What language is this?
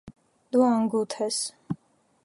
Armenian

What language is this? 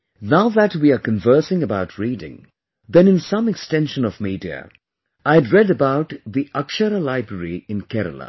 English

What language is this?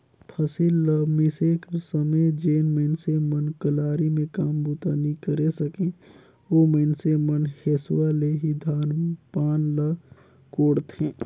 Chhattisgarhi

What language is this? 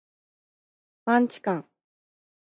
Japanese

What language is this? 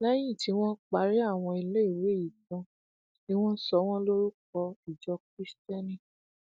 Yoruba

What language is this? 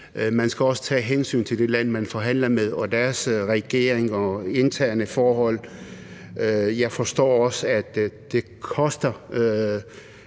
Danish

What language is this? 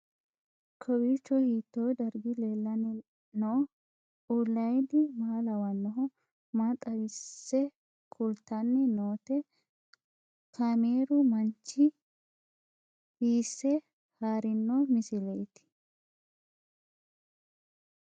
Sidamo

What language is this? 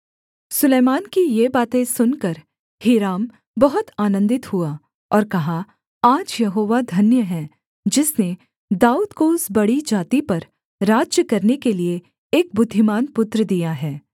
Hindi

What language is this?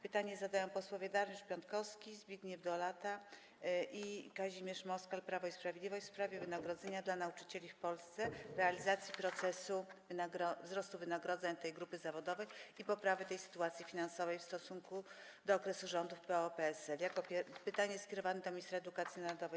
Polish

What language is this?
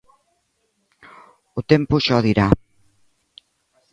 Galician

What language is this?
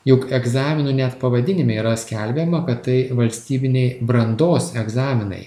Lithuanian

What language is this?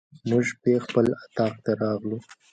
Pashto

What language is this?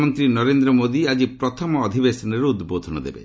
Odia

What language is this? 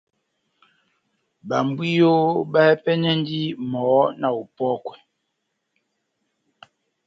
Batanga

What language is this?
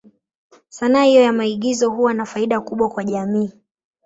Swahili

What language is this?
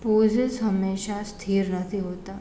Gujarati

